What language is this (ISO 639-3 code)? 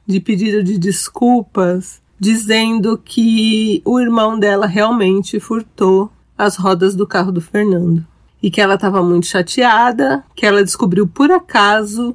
por